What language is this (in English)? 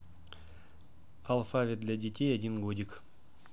Russian